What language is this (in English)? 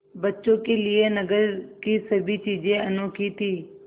Hindi